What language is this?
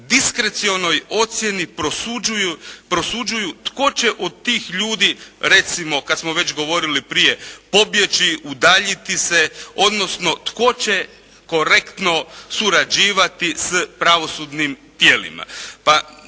Croatian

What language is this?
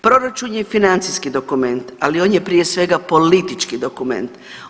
Croatian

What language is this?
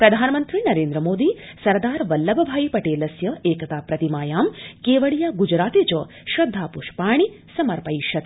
Sanskrit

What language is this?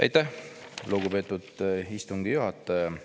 Estonian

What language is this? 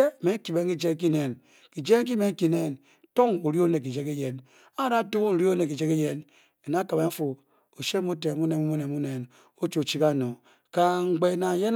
Bokyi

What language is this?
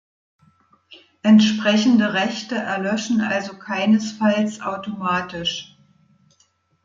German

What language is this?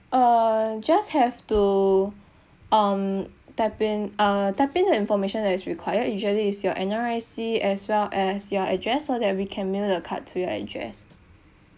English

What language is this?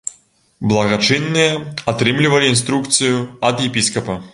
Belarusian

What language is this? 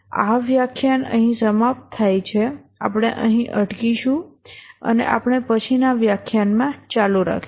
Gujarati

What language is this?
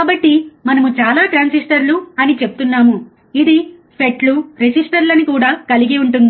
Telugu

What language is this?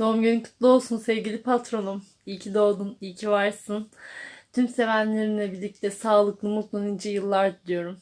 Turkish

